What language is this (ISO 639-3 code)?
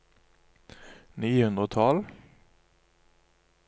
nor